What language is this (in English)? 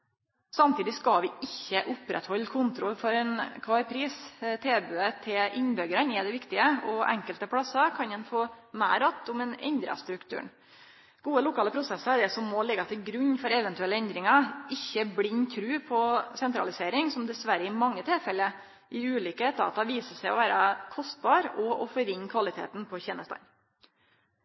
Norwegian Nynorsk